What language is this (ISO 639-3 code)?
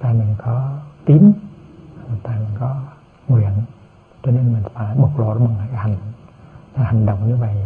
vie